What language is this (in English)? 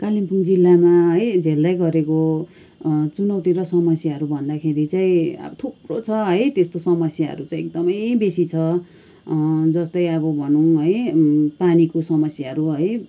Nepali